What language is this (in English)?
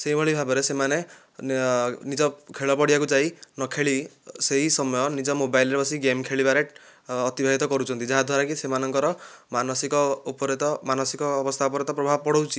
Odia